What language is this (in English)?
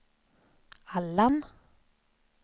Swedish